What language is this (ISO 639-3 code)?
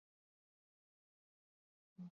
zho